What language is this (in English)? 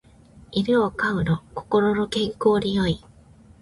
Japanese